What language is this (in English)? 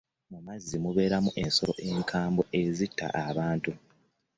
Ganda